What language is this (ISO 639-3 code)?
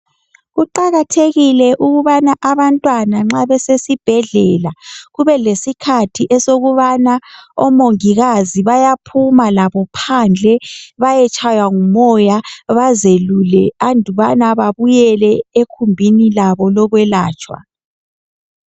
nde